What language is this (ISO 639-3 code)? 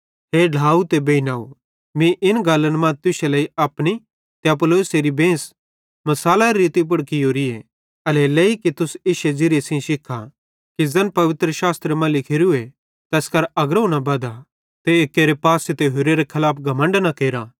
bhd